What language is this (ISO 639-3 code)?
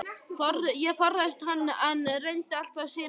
isl